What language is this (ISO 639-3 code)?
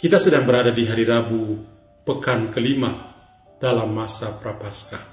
ind